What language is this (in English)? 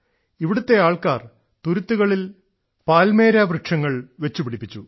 Malayalam